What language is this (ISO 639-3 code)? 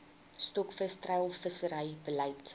afr